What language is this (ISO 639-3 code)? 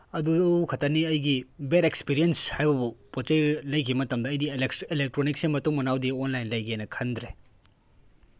mni